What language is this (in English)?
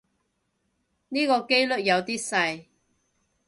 Cantonese